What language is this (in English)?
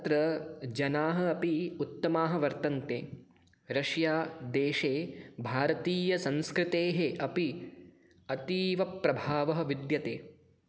Sanskrit